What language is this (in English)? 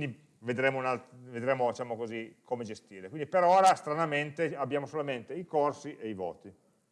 Italian